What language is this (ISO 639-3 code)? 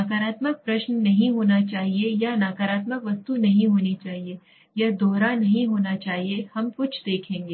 hin